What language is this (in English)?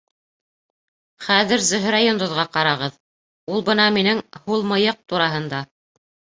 Bashkir